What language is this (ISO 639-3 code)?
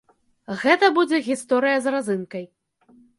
bel